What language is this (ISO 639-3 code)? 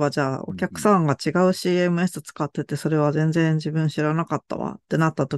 jpn